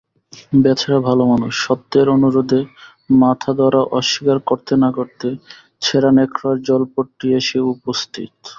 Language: Bangla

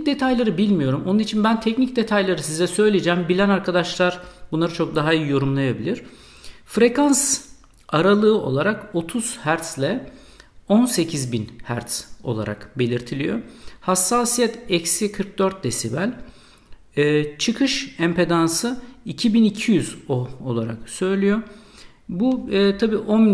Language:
Turkish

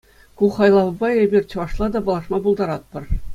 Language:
Chuvash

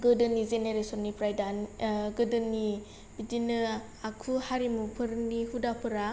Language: Bodo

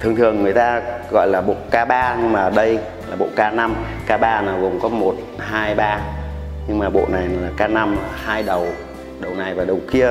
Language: Vietnamese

